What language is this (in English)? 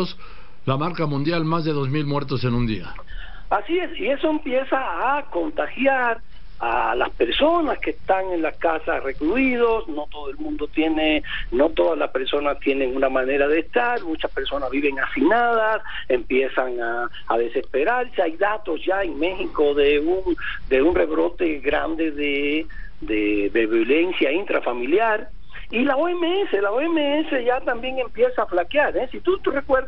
Spanish